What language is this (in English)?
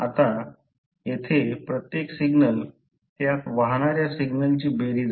Marathi